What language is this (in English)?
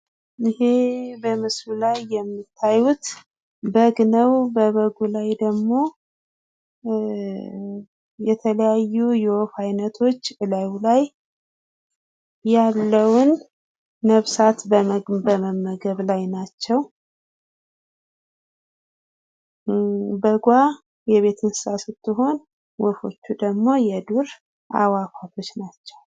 Amharic